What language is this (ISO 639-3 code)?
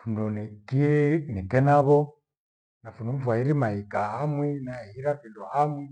gwe